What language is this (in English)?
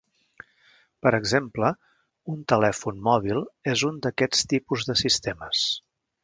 Catalan